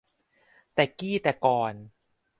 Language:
Thai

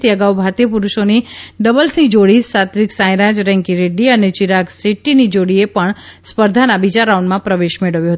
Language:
Gujarati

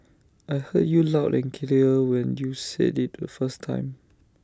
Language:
English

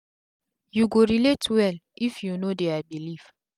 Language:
Nigerian Pidgin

